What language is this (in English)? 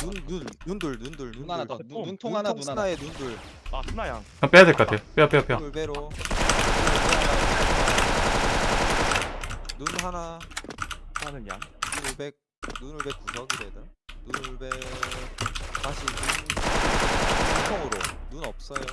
Korean